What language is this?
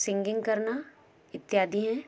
Hindi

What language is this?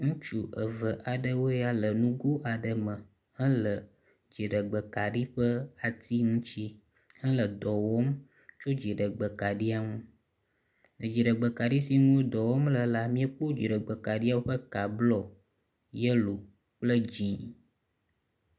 Ewe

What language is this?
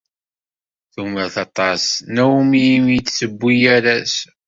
Kabyle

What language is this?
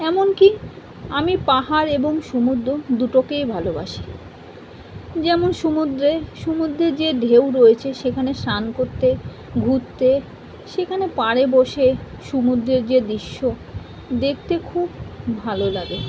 Bangla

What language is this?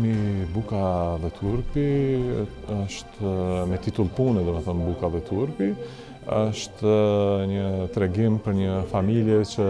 Romanian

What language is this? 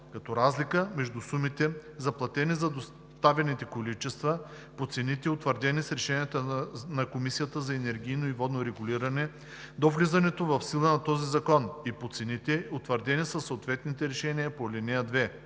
Bulgarian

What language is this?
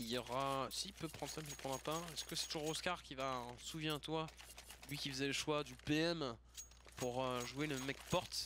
French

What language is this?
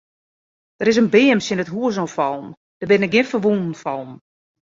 Western Frisian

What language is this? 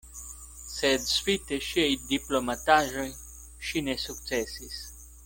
Esperanto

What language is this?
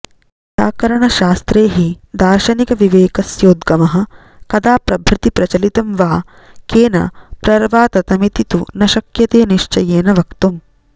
Sanskrit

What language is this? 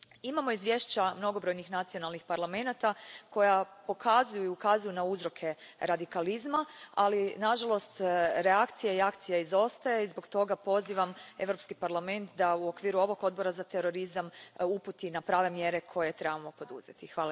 Croatian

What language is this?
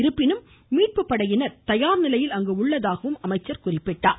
Tamil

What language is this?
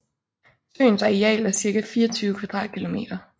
Danish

